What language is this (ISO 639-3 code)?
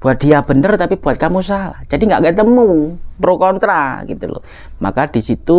ind